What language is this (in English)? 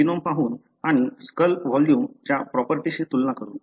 Marathi